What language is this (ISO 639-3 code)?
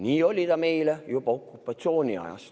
est